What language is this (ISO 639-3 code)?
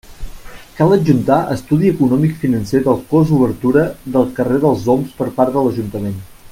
cat